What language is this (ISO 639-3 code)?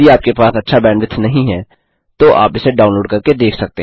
hin